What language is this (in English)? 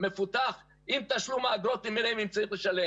Hebrew